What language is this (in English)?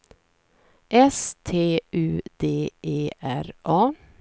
Swedish